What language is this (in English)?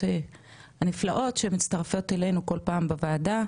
Hebrew